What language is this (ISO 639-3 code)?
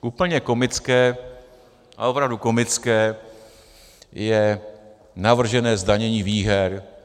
ces